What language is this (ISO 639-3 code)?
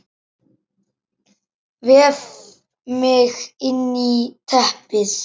isl